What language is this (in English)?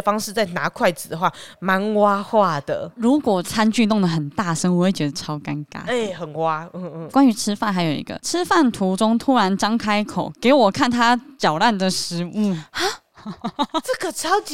Chinese